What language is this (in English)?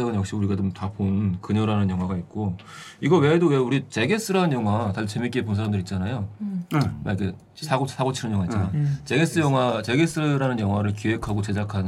Korean